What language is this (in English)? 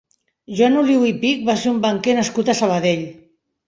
Catalan